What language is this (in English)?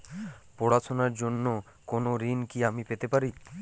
Bangla